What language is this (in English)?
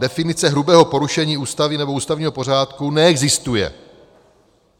Czech